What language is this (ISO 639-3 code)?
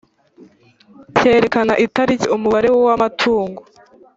kin